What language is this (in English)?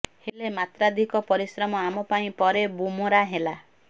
Odia